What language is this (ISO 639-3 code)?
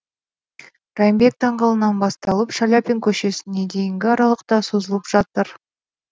kaz